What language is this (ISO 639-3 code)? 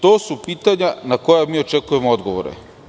srp